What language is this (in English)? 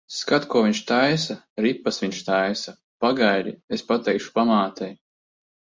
Latvian